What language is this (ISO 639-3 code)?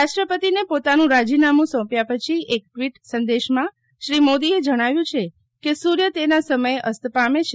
guj